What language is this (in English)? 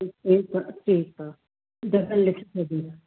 Sindhi